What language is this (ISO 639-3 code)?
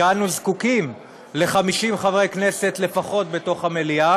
heb